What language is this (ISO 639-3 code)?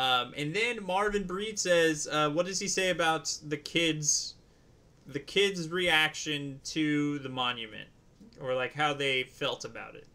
eng